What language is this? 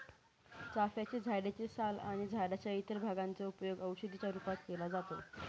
Marathi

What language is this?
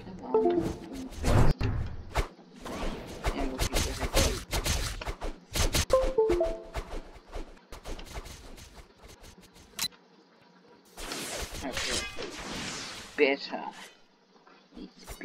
English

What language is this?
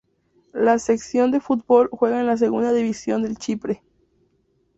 Spanish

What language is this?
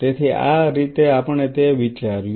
Gujarati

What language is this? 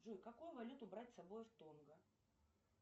Russian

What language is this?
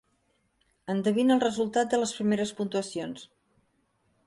Catalan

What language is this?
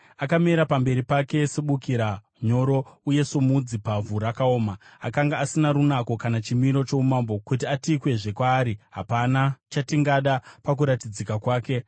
Shona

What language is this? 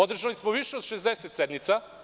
Serbian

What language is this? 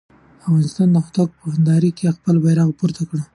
Pashto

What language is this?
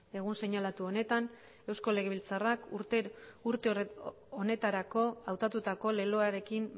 Basque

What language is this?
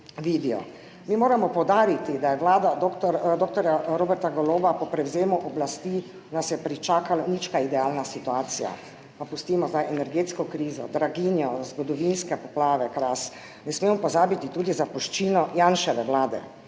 Slovenian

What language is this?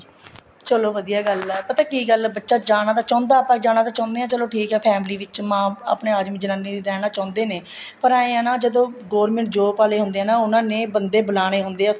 Punjabi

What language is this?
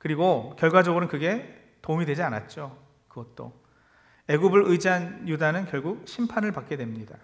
Korean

